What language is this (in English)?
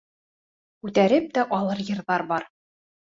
Bashkir